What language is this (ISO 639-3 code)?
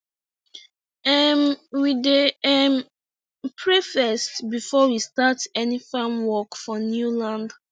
pcm